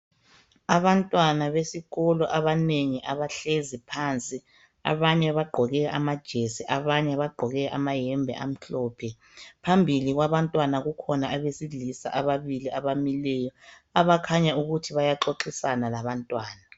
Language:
North Ndebele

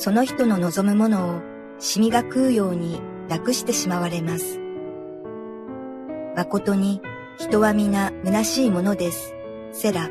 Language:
Japanese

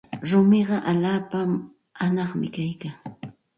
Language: Santa Ana de Tusi Pasco Quechua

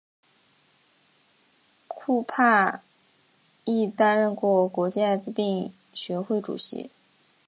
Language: Chinese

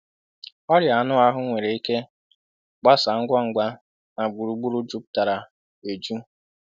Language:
Igbo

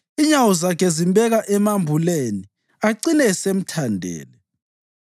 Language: North Ndebele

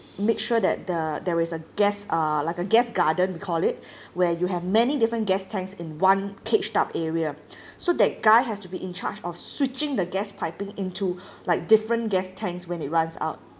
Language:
English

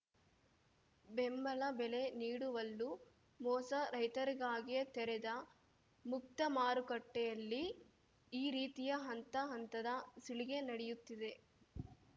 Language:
Kannada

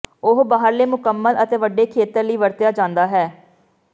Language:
Punjabi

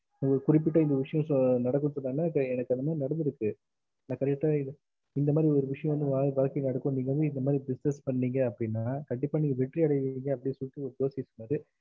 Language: Tamil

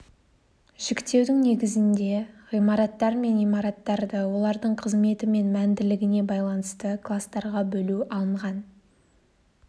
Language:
Kazakh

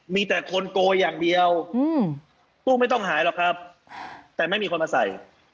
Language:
Thai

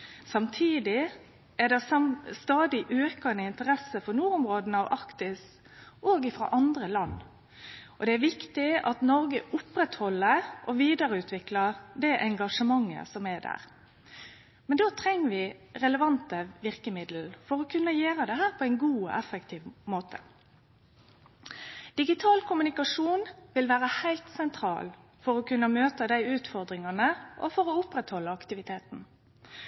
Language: Norwegian Nynorsk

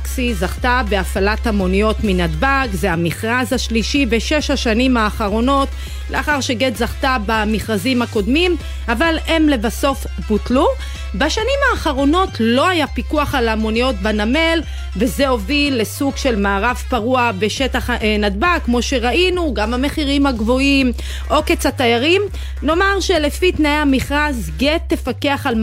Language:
Hebrew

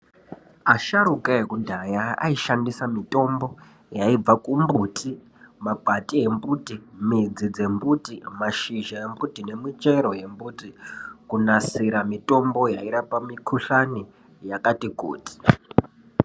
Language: Ndau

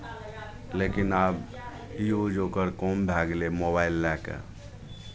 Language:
Maithili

